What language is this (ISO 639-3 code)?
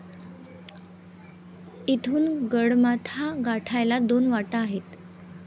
mar